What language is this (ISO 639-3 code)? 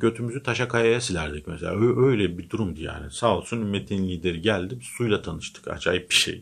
tur